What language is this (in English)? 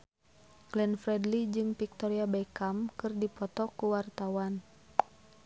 Sundanese